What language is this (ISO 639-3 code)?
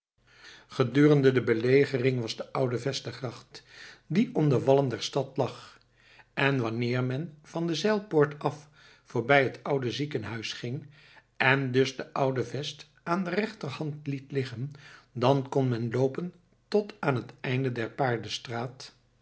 nld